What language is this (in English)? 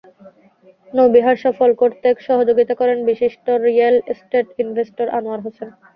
Bangla